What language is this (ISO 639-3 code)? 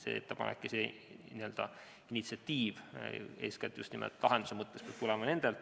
est